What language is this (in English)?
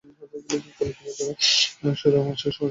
Bangla